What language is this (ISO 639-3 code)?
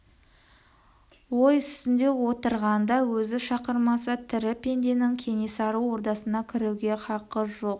kaz